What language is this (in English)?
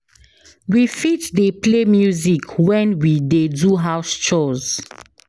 Nigerian Pidgin